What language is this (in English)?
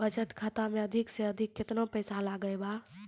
Maithili